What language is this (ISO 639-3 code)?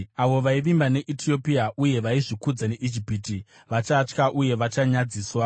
sna